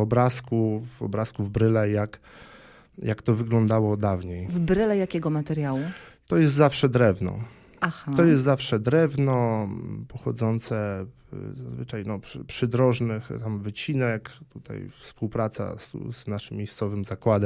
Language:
Polish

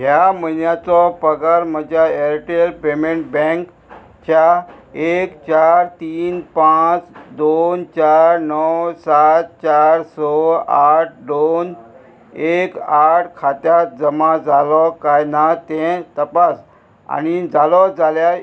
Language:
Konkani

